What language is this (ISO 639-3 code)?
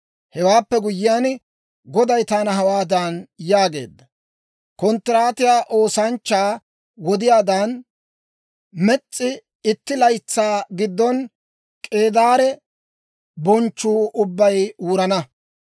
dwr